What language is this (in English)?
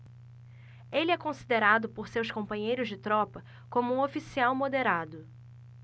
Portuguese